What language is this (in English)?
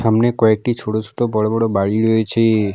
Bangla